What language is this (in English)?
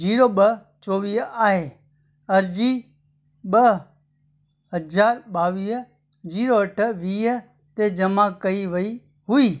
Sindhi